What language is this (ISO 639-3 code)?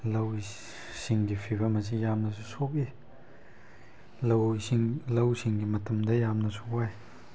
mni